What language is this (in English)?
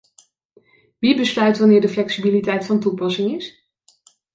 Dutch